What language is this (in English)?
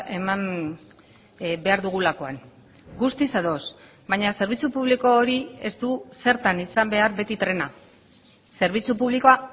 Basque